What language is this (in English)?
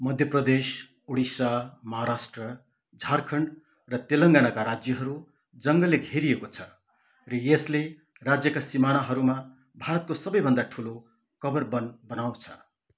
Nepali